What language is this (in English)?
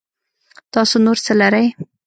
Pashto